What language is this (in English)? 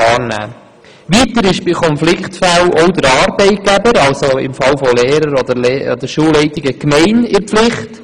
Swiss German